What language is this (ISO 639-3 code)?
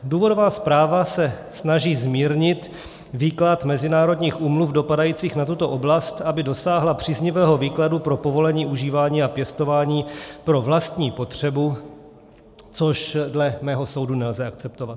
ces